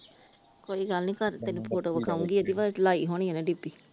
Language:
Punjabi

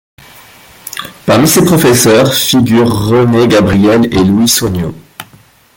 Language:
French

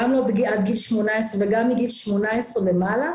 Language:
Hebrew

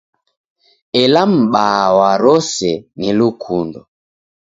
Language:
Taita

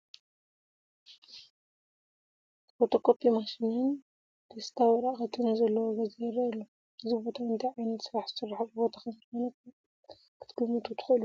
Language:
Tigrinya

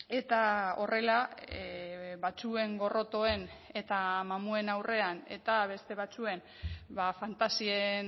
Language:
Basque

